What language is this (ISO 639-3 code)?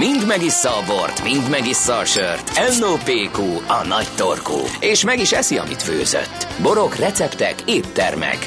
hun